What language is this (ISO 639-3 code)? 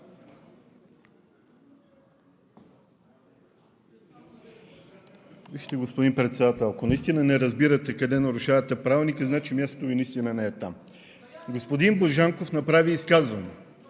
bul